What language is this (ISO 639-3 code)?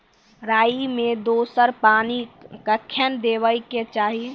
mai